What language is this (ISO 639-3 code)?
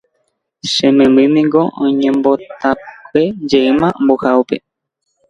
grn